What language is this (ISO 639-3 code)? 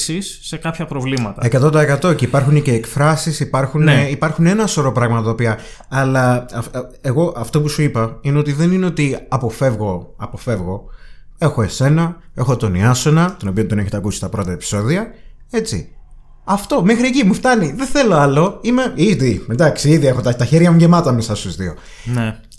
ell